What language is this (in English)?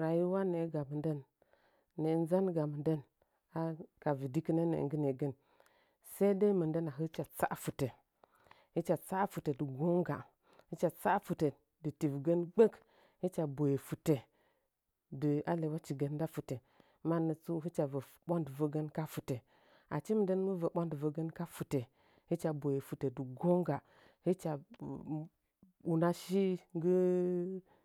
Nzanyi